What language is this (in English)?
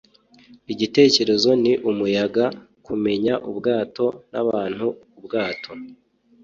Kinyarwanda